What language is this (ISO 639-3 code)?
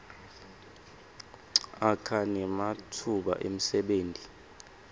ssw